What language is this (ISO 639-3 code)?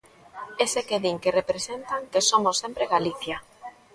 glg